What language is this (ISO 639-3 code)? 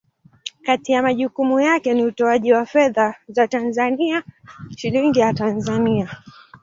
swa